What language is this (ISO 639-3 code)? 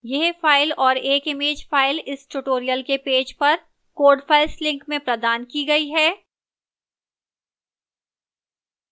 hin